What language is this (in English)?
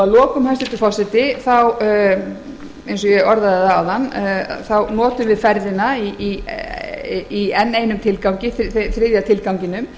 Icelandic